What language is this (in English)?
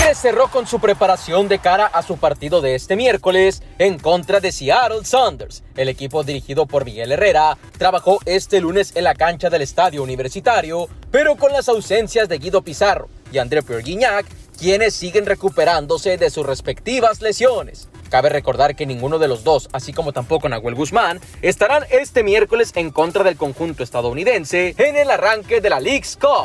Spanish